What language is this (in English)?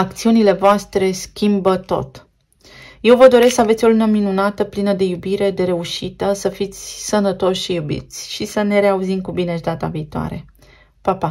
Romanian